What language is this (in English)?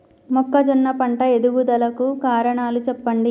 Telugu